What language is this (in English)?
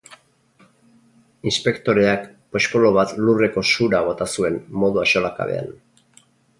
Basque